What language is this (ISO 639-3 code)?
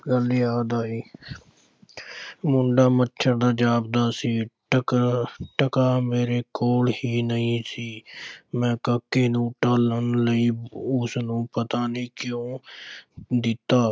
pan